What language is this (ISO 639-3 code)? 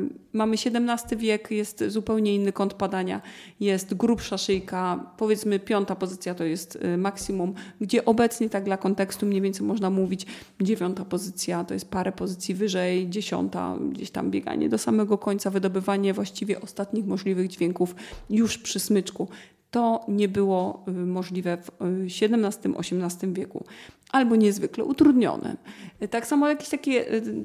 pol